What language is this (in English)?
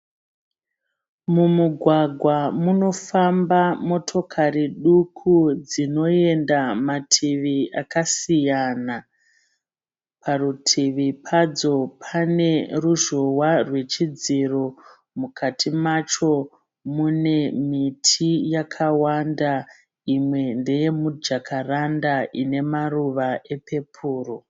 Shona